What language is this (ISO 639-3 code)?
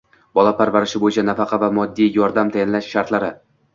uzb